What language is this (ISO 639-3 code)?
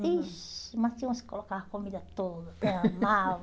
por